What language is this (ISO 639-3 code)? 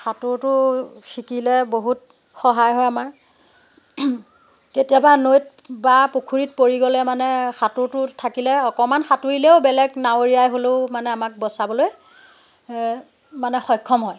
asm